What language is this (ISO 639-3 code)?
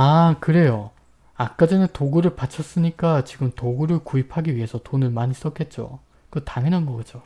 kor